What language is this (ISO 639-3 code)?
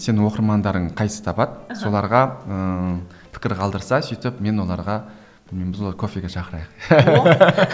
kaz